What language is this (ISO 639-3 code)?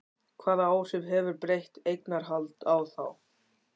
isl